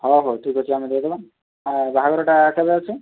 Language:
Odia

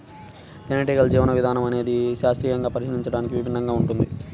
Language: Telugu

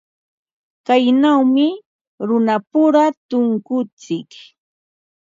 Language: Ambo-Pasco Quechua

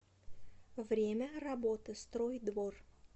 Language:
Russian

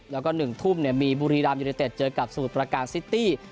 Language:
Thai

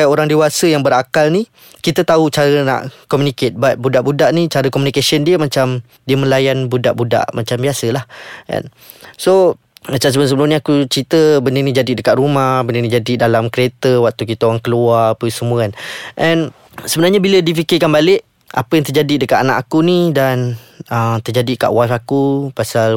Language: Malay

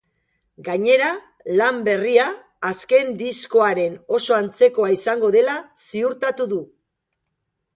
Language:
Basque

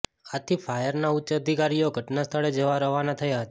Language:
Gujarati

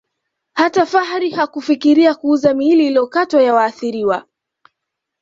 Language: Swahili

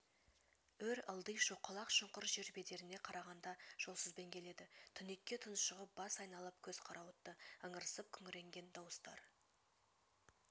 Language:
Kazakh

